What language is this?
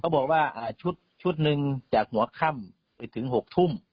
Thai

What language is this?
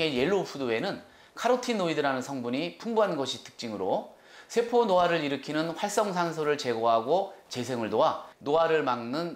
Korean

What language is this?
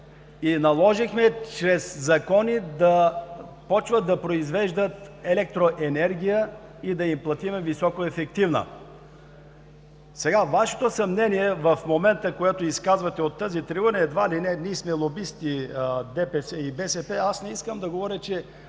Bulgarian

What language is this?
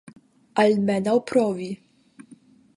Esperanto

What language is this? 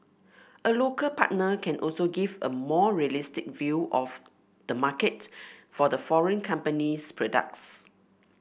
English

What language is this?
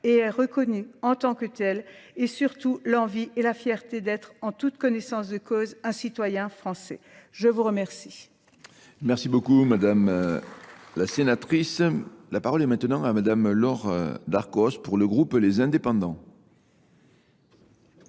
French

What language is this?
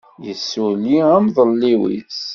Kabyle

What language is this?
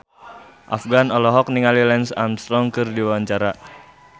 Sundanese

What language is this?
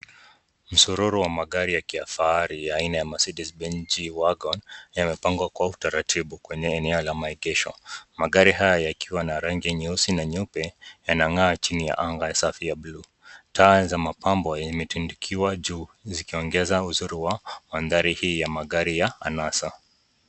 Swahili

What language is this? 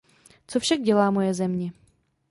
Czech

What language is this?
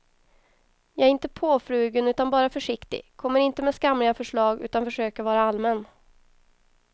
Swedish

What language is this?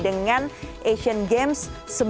Indonesian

